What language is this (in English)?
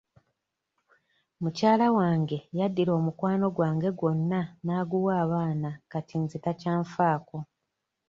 Ganda